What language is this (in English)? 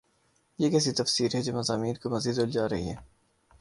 Urdu